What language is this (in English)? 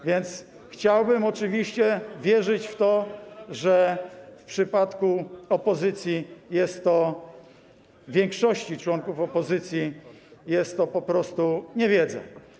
Polish